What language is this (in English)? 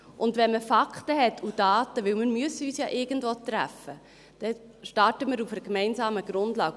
Swiss German